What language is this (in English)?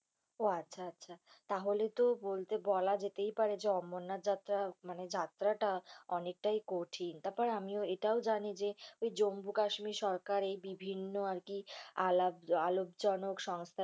Bangla